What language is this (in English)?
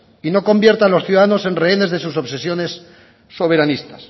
Spanish